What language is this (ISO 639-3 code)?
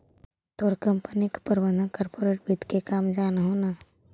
mag